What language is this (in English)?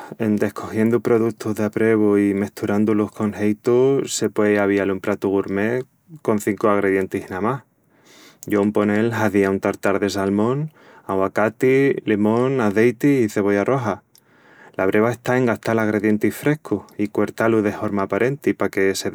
Extremaduran